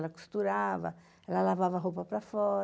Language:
Portuguese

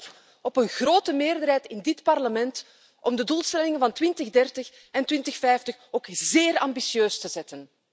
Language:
Dutch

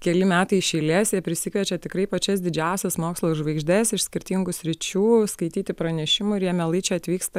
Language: Lithuanian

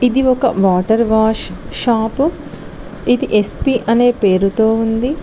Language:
Telugu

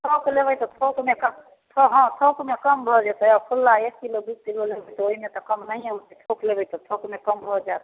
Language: Maithili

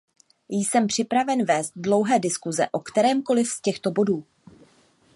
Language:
Czech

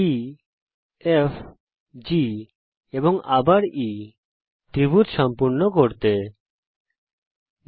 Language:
Bangla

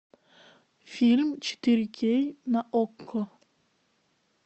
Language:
Russian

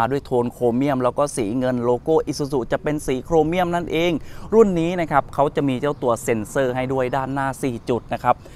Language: Thai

